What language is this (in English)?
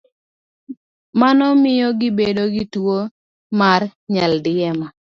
Luo (Kenya and Tanzania)